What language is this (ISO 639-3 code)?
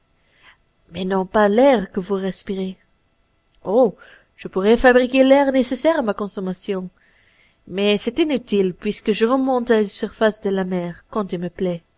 fra